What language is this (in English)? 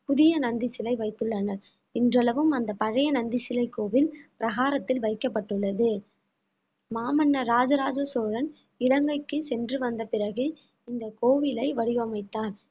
Tamil